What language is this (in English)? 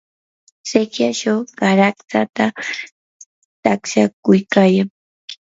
Yanahuanca Pasco Quechua